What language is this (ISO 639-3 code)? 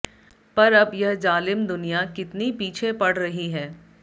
hin